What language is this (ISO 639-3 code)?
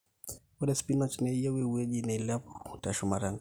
mas